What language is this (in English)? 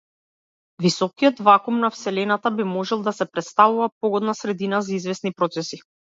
Macedonian